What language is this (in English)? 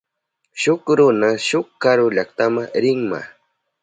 Southern Pastaza Quechua